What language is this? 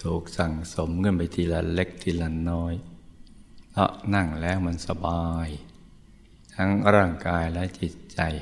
Thai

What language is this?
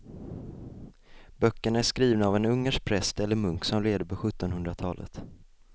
Swedish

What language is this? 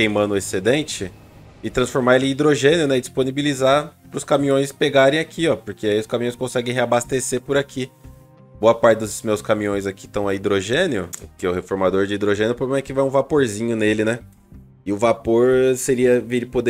Portuguese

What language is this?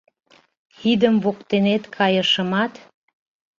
Mari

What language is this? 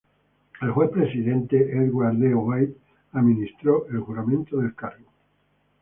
Spanish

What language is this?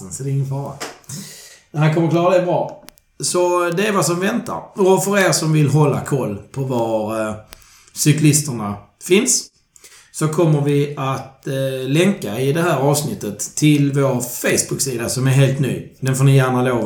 Swedish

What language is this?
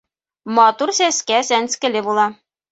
Bashkir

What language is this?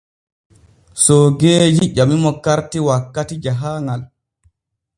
Borgu Fulfulde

